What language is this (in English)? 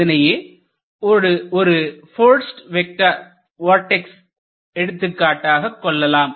Tamil